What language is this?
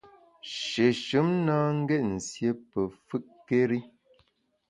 Bamun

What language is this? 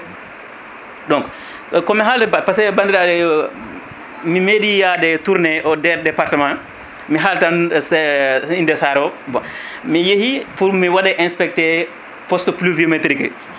Fula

